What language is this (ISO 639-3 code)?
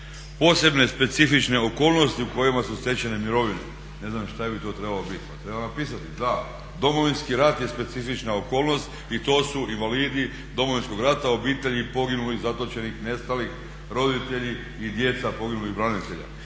hrv